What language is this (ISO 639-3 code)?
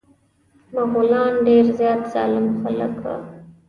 pus